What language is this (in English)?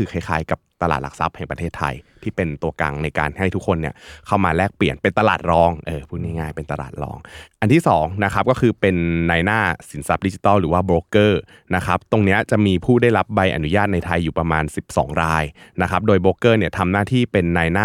Thai